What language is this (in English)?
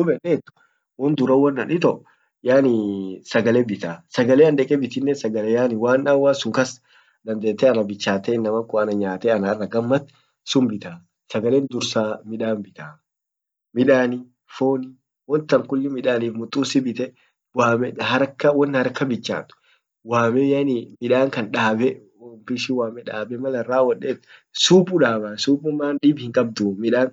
Orma